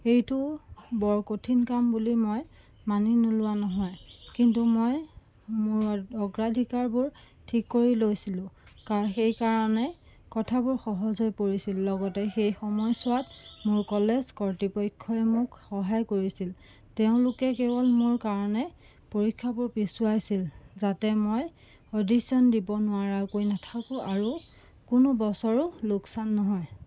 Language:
Assamese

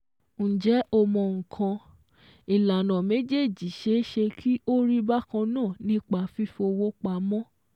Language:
Yoruba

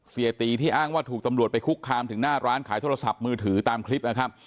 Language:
Thai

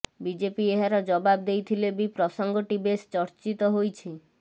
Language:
Odia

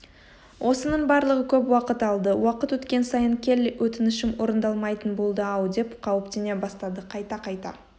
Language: Kazakh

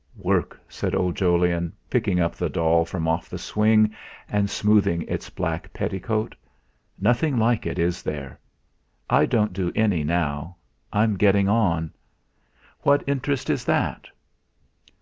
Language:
English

